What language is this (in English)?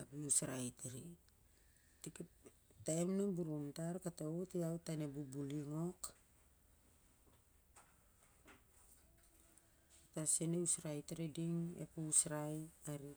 Siar-Lak